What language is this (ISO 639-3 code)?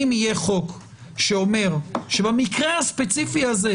heb